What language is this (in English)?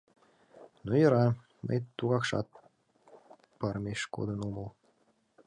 Mari